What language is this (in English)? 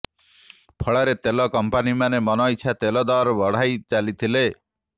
Odia